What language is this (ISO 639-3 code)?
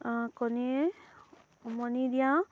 asm